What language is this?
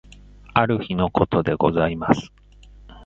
Japanese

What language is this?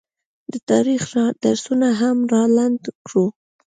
Pashto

